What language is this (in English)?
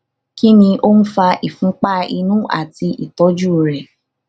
Yoruba